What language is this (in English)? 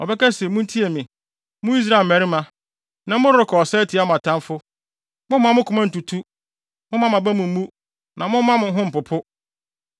Akan